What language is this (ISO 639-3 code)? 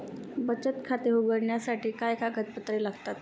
mar